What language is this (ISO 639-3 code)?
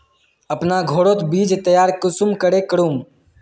mag